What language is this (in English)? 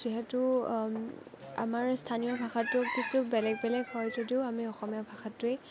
Assamese